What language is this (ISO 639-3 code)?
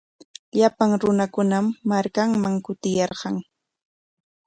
qwa